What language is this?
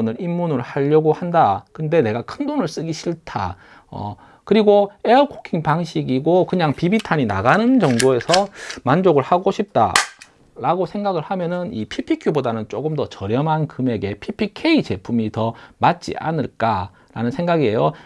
Korean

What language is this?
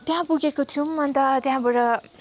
Nepali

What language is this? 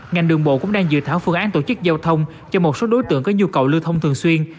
Vietnamese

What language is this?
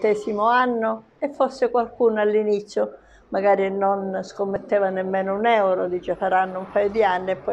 Italian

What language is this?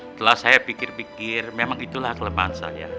Indonesian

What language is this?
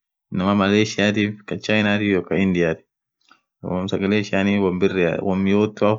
Orma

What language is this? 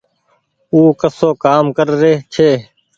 Goaria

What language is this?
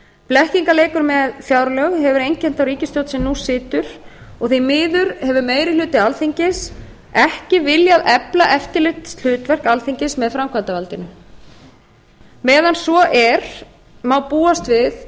Icelandic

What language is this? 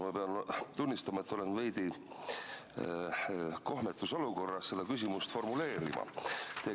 Estonian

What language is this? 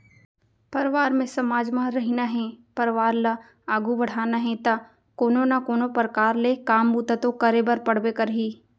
Chhattisgarhi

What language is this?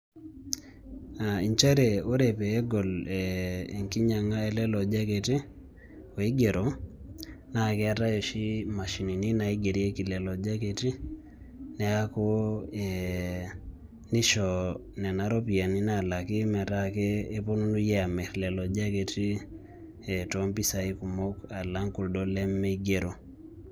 Masai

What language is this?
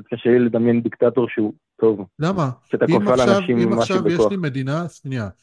Hebrew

